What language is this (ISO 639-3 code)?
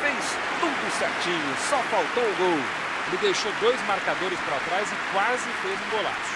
por